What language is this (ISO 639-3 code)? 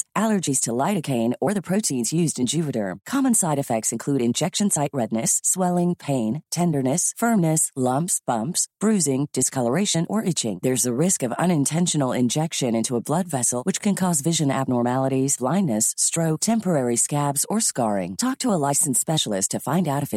fil